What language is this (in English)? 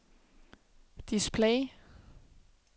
Danish